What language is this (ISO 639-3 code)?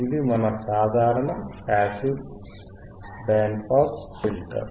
tel